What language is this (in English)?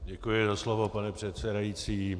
Czech